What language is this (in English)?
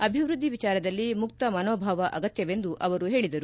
Kannada